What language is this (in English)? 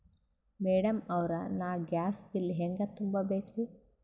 Kannada